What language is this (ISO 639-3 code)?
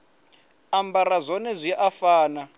ven